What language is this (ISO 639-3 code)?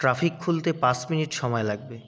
ben